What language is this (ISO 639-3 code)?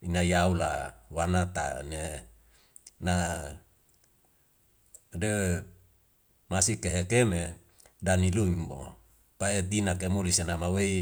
weo